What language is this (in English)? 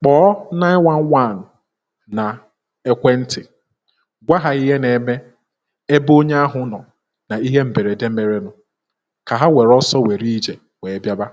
Igbo